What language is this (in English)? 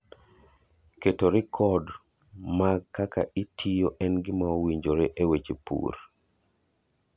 Luo (Kenya and Tanzania)